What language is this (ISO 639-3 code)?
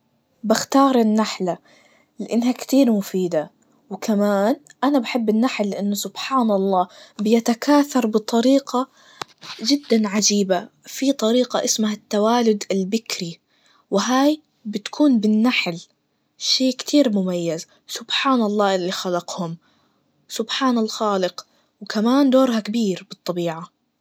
ars